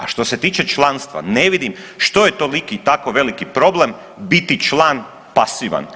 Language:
Croatian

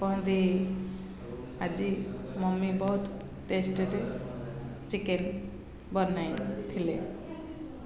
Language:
Odia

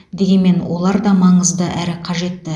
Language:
Kazakh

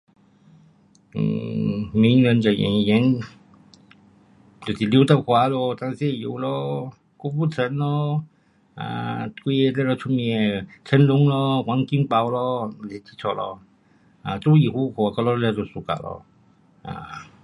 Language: Pu-Xian Chinese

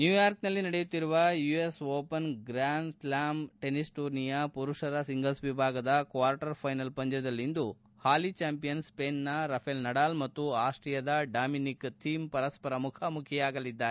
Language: Kannada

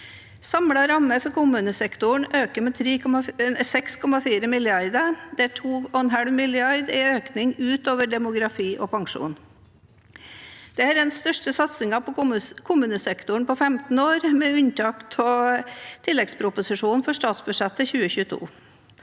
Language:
Norwegian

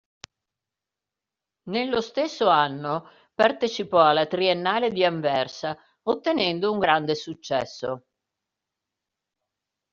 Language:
Italian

